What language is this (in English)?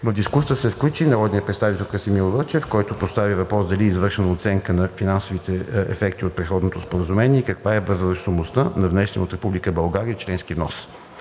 Bulgarian